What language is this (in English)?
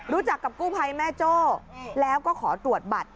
Thai